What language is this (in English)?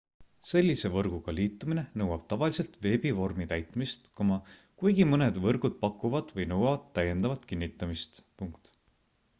Estonian